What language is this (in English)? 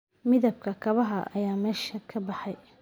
Somali